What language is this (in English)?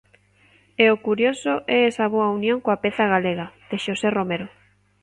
Galician